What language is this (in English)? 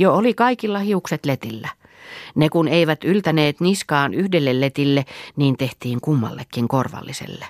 Finnish